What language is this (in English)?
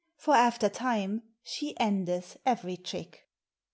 English